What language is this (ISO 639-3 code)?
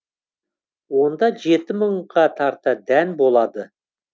kaz